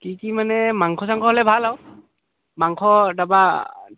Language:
Assamese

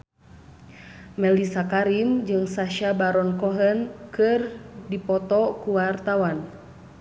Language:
Sundanese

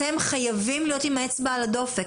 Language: Hebrew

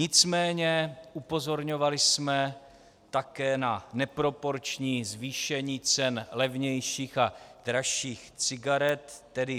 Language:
Czech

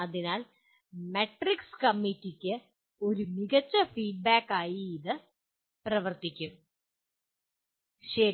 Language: Malayalam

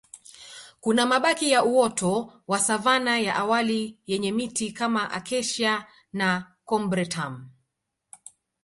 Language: Swahili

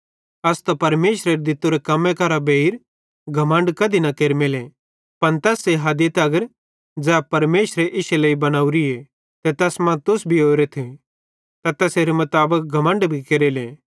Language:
Bhadrawahi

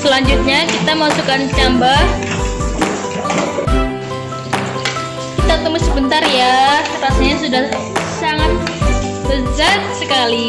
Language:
Indonesian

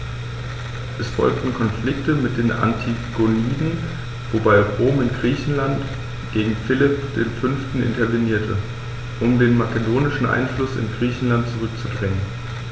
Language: German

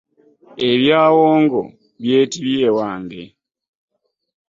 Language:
Ganda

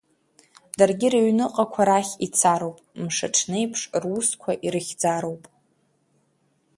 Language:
Abkhazian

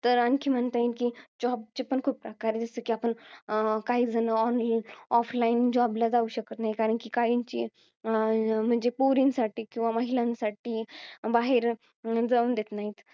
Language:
Marathi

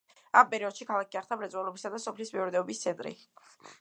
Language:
Georgian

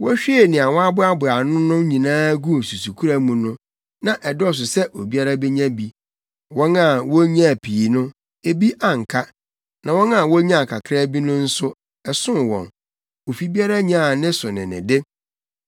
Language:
Akan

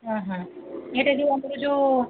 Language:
Odia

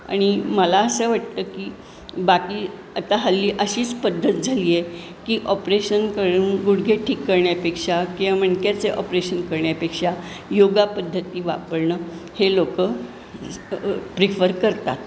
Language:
Marathi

